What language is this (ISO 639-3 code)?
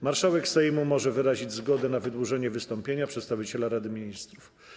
pol